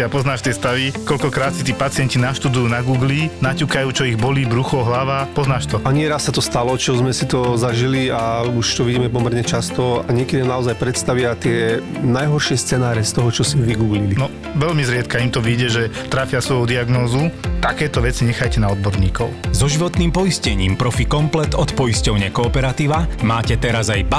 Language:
Slovak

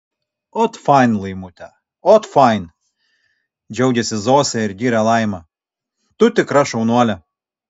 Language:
Lithuanian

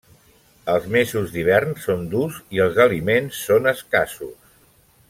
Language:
Catalan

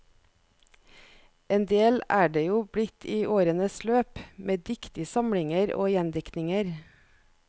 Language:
Norwegian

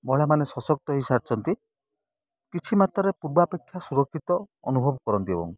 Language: Odia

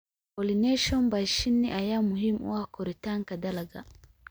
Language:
Somali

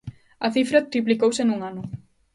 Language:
Galician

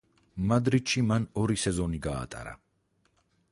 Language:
Georgian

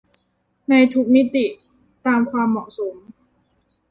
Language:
Thai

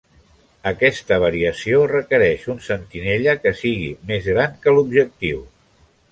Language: Catalan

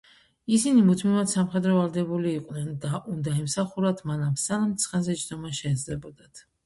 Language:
Georgian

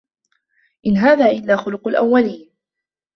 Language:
Arabic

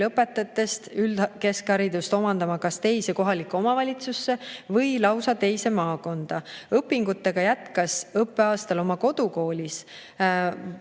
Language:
Estonian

